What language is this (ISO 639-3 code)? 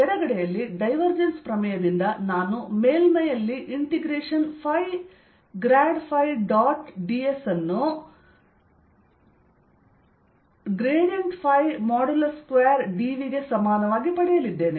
kan